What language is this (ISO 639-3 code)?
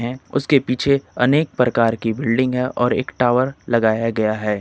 hin